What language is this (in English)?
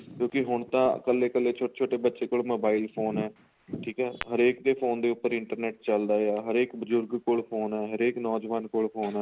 Punjabi